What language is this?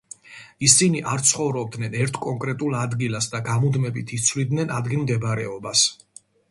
Georgian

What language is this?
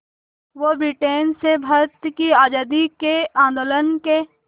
Hindi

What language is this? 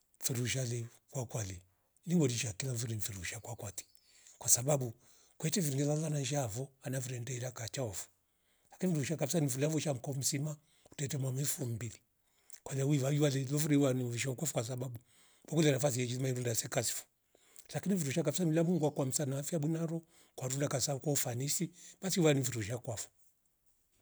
Rombo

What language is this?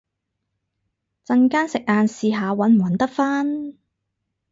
Cantonese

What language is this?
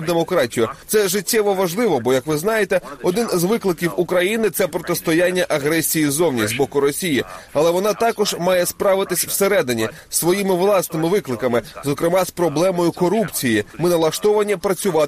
Ukrainian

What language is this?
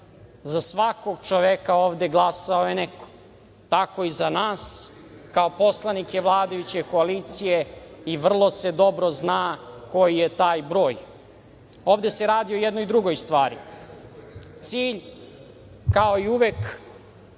Serbian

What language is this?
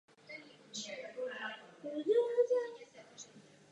Czech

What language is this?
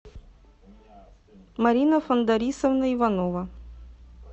Russian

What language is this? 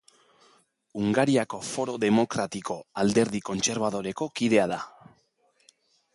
Basque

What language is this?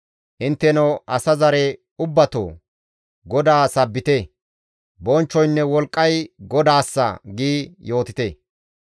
Gamo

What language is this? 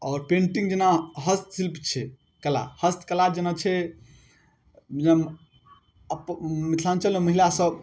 Maithili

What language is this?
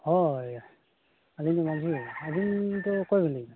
Santali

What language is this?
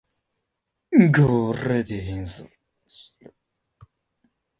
Japanese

